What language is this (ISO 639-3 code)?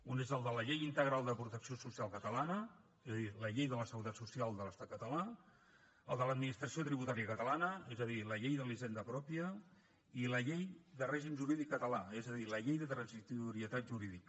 cat